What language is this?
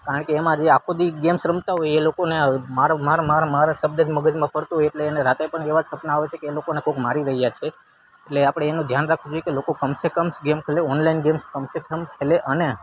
Gujarati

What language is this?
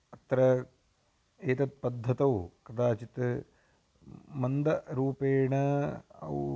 Sanskrit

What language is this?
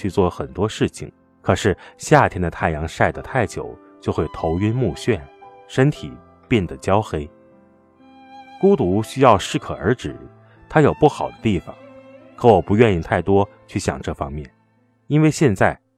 Chinese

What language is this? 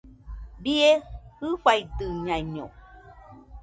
Nüpode Huitoto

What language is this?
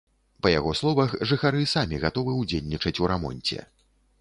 Belarusian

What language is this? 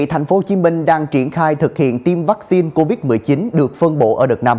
Vietnamese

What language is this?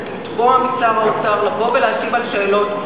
Hebrew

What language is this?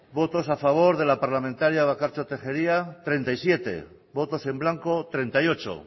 Spanish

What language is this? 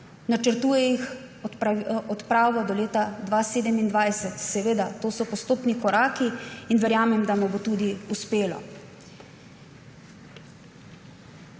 Slovenian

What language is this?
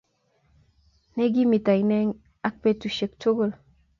Kalenjin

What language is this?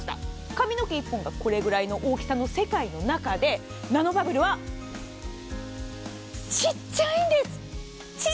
Japanese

